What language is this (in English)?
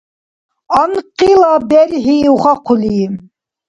Dargwa